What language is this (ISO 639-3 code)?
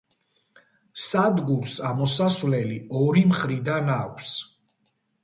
kat